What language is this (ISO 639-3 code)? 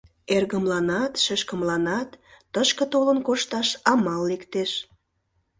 chm